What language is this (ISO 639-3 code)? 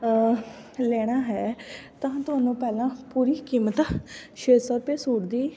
pan